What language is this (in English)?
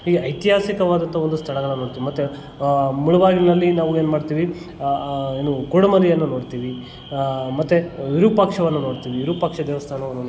Kannada